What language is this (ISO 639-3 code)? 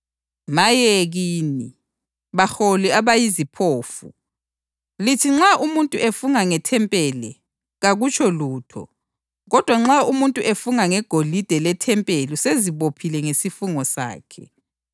nde